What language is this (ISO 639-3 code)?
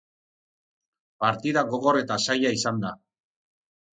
eus